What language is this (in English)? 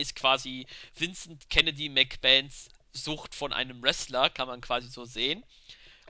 German